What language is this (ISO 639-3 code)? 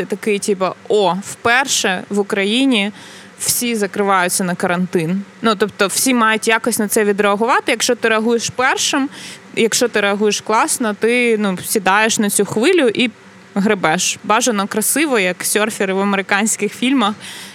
ukr